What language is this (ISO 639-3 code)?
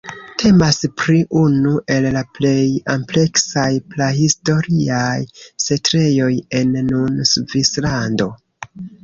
epo